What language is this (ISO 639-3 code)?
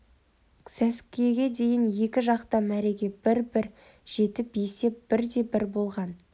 kaz